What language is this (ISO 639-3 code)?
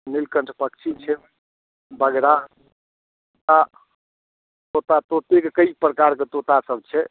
mai